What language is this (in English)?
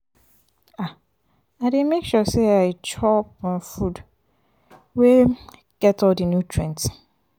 Nigerian Pidgin